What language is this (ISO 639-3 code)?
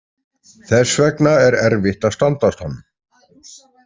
isl